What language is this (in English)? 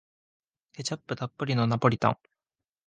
Japanese